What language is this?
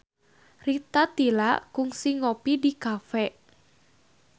Sundanese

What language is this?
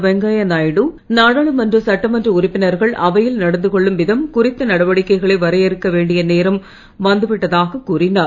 Tamil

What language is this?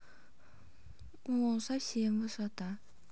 Russian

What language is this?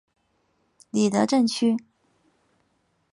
Chinese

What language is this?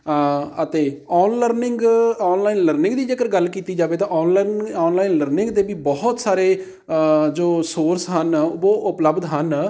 Punjabi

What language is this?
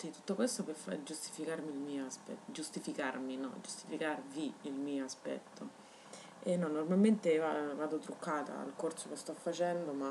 Italian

